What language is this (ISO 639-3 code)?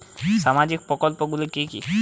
ben